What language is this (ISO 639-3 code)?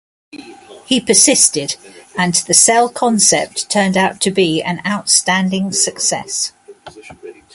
eng